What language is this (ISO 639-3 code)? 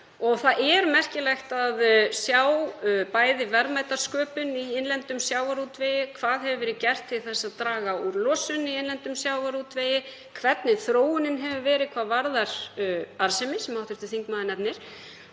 isl